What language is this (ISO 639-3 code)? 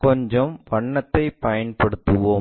tam